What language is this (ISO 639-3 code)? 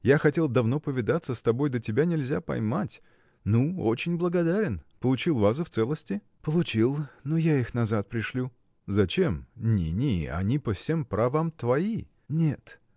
rus